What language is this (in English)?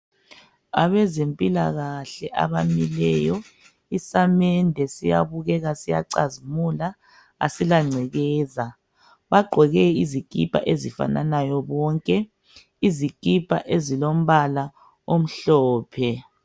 North Ndebele